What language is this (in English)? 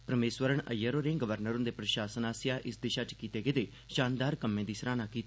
Dogri